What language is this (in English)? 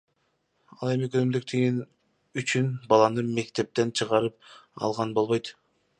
Kyrgyz